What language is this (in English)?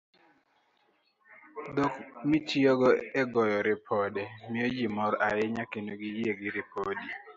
Luo (Kenya and Tanzania)